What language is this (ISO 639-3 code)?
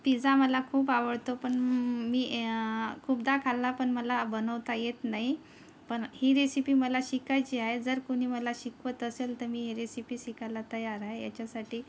mar